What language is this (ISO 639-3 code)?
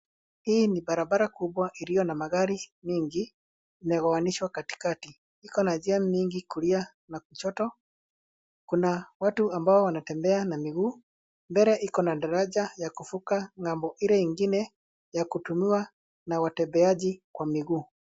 swa